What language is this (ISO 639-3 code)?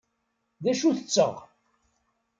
kab